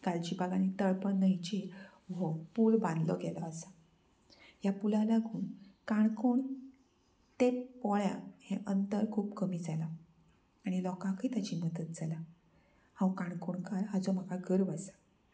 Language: Konkani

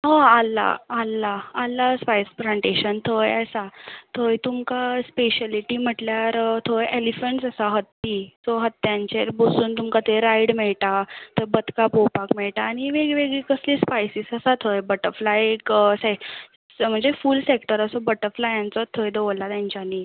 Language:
Konkani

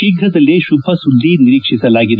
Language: Kannada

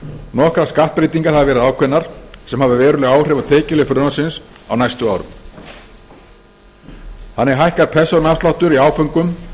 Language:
Icelandic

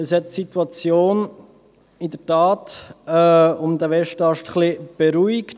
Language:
Swiss German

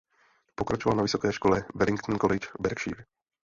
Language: Czech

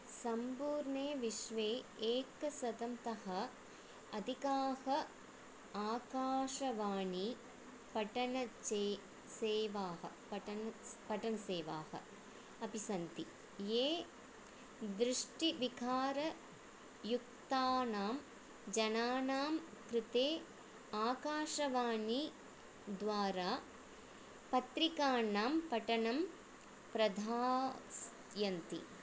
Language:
Sanskrit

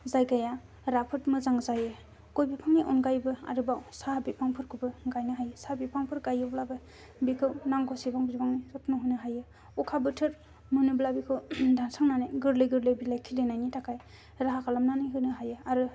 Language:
Bodo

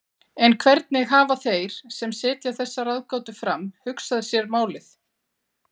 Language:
Icelandic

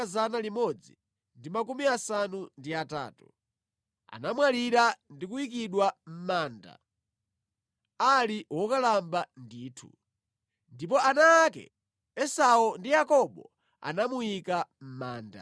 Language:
Nyanja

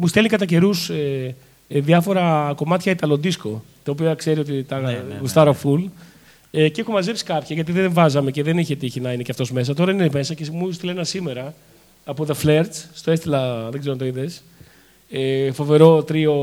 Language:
Greek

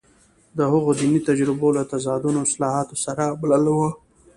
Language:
Pashto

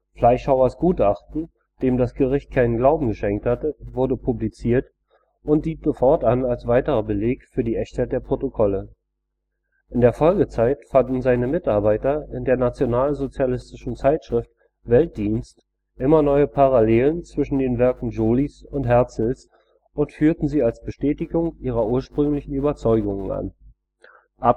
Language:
German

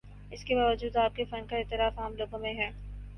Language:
Urdu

